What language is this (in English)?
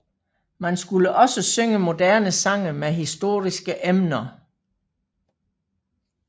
Danish